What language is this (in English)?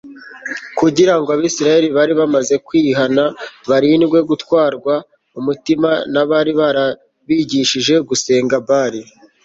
Kinyarwanda